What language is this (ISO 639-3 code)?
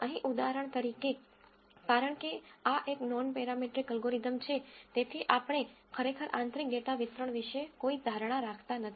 guj